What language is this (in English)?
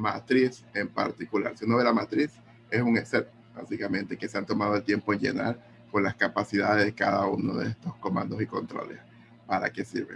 Spanish